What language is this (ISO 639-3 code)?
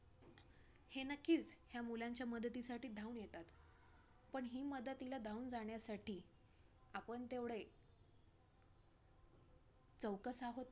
mar